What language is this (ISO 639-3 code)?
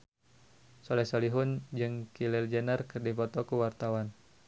sun